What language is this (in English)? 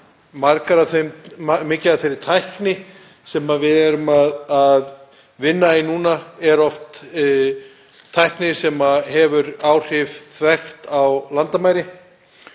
Icelandic